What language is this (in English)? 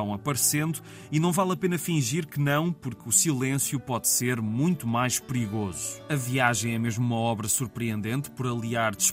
Portuguese